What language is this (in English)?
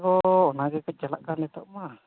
Santali